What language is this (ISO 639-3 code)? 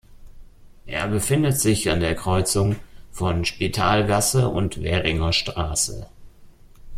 deu